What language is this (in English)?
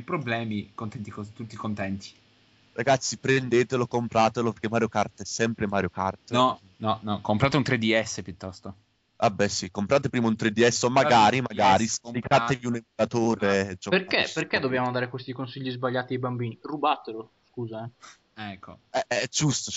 Italian